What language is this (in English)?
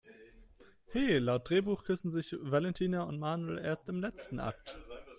German